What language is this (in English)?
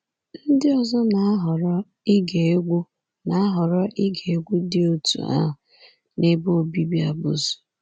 Igbo